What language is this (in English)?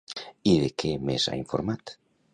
Catalan